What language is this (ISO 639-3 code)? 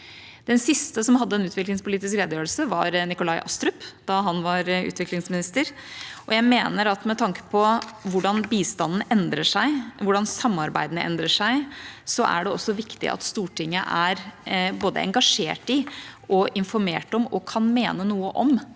nor